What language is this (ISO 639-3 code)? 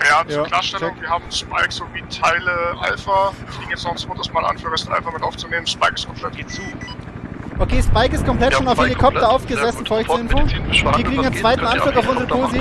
deu